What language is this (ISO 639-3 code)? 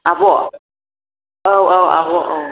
brx